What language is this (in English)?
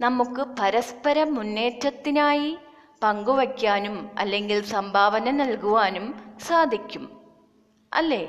Malayalam